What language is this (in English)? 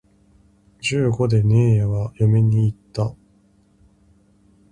Japanese